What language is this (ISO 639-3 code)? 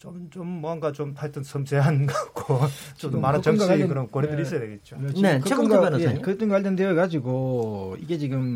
kor